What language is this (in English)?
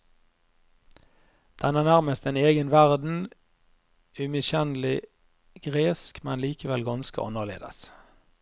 Norwegian